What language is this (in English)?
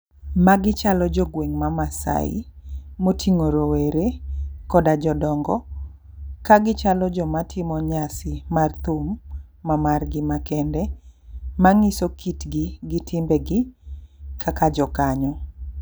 Luo (Kenya and Tanzania)